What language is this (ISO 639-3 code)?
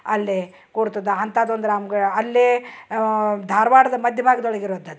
kan